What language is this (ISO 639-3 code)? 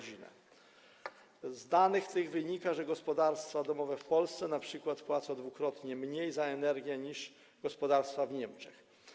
pol